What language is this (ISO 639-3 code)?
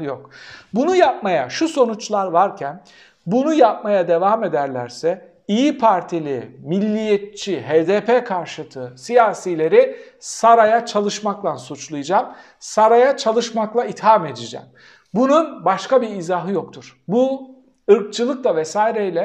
tur